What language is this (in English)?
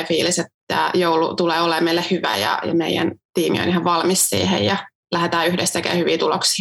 Finnish